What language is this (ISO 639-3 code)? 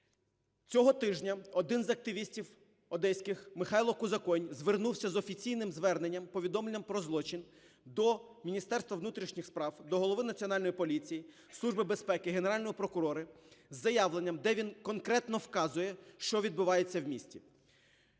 ukr